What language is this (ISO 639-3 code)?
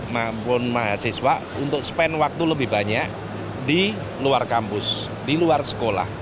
ind